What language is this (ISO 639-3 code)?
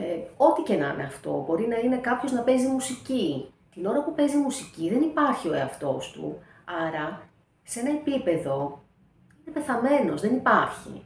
ell